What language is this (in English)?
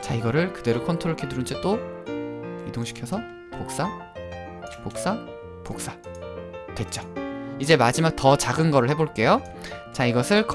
Korean